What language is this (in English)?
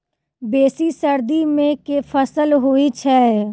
Maithili